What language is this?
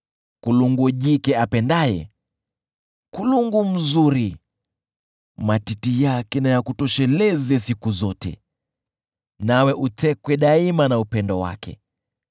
Swahili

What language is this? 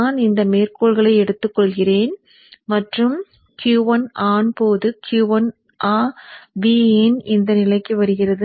Tamil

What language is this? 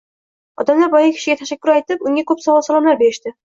Uzbek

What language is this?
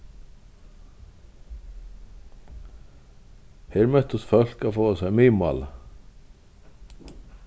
Faroese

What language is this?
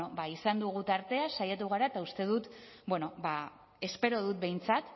Basque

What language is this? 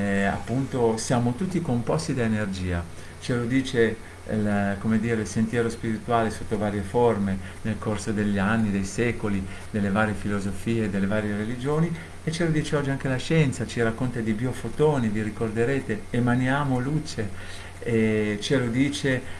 Italian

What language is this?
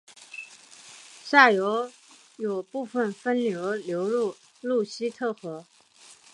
Chinese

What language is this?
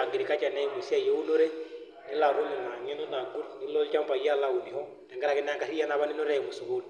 Masai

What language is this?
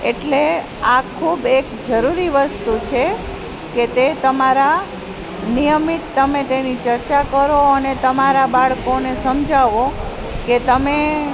Gujarati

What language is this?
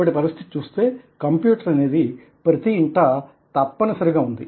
Telugu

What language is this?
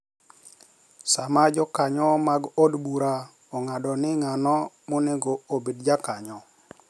Luo (Kenya and Tanzania)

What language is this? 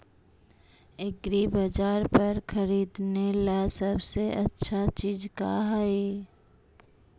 Magahi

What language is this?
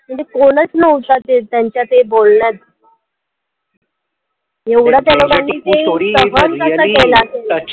Marathi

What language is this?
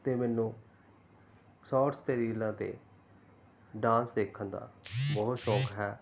Punjabi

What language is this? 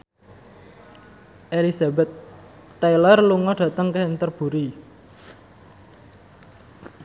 Javanese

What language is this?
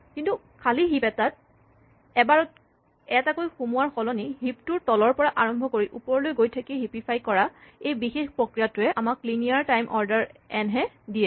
Assamese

